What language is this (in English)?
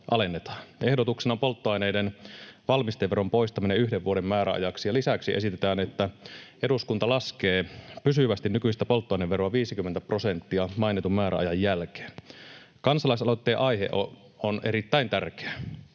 Finnish